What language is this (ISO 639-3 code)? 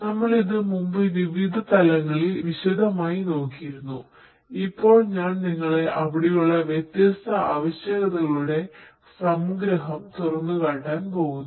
mal